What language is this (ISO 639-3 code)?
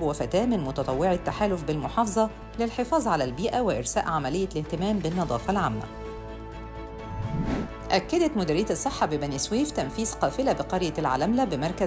ara